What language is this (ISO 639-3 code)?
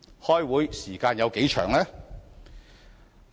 yue